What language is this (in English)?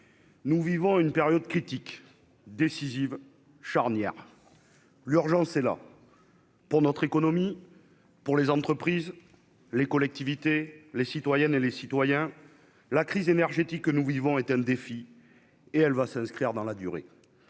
French